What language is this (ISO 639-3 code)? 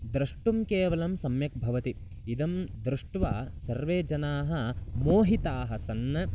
san